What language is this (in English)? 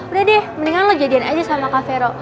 Indonesian